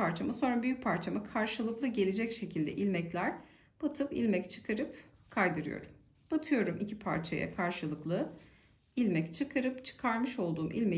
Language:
Turkish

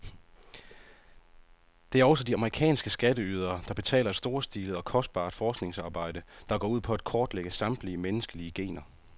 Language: Danish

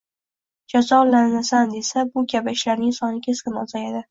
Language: Uzbek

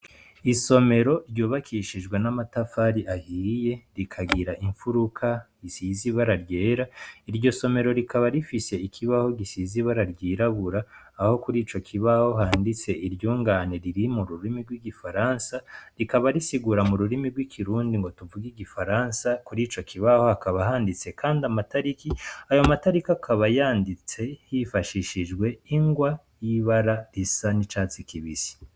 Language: Rundi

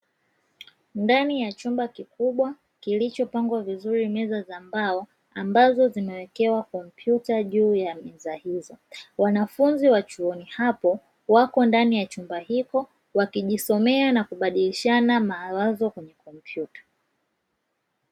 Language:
Swahili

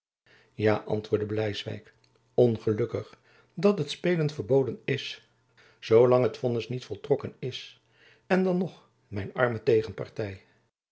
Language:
Dutch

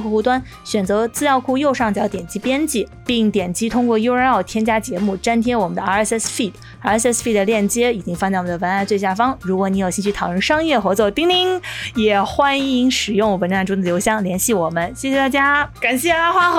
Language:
Chinese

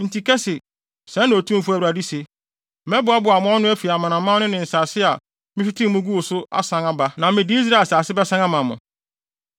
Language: Akan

